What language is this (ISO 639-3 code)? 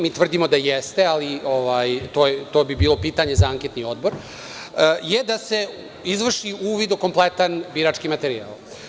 srp